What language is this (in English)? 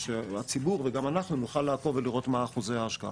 Hebrew